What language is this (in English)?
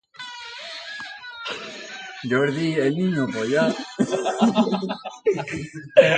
Basque